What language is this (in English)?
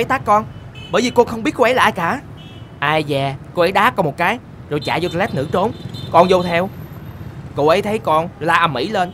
Vietnamese